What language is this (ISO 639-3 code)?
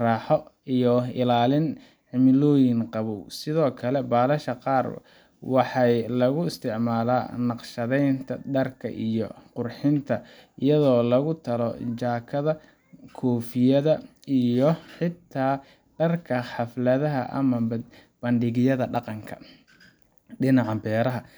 som